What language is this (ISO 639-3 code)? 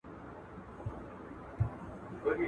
pus